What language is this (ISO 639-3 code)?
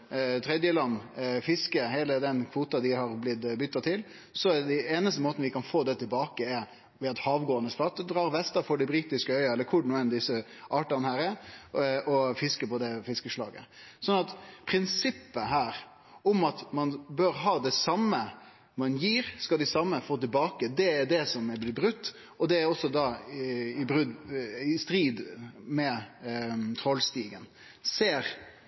nno